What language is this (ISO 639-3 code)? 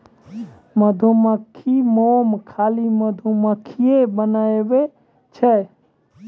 mai